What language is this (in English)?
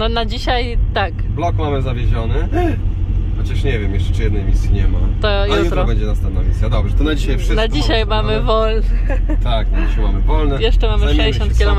Polish